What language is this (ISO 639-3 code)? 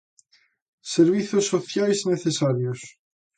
glg